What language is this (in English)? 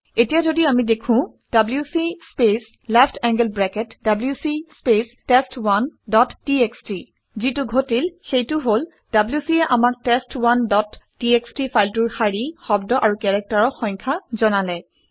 Assamese